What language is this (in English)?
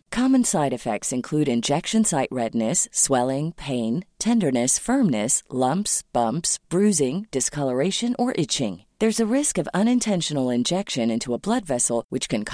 Persian